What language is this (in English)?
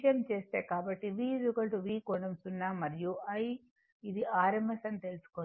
Telugu